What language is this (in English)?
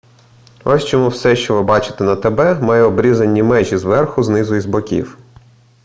Ukrainian